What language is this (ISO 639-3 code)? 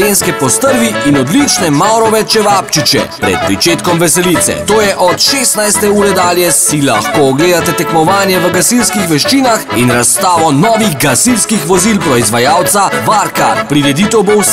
ron